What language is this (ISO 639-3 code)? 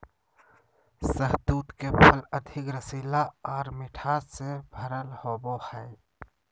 mag